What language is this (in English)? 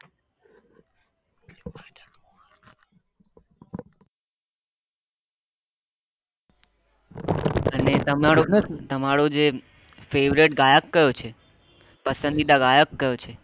Gujarati